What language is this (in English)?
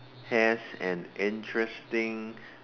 English